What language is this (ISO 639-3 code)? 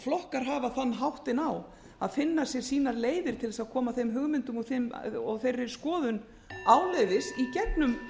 isl